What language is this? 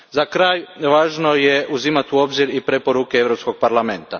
Croatian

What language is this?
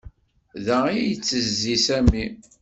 Kabyle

